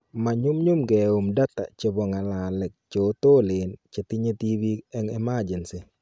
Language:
Kalenjin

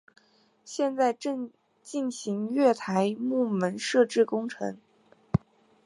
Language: Chinese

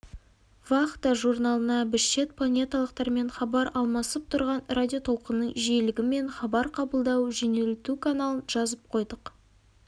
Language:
Kazakh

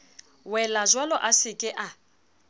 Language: Southern Sotho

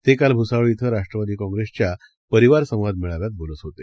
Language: Marathi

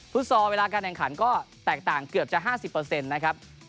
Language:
Thai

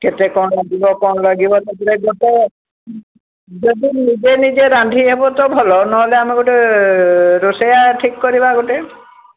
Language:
Odia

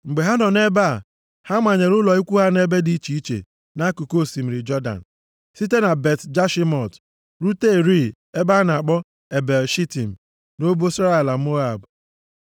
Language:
Igbo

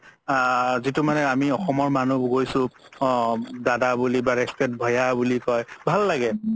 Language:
Assamese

